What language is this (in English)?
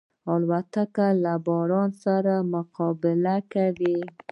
Pashto